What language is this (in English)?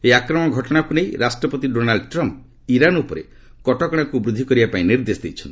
Odia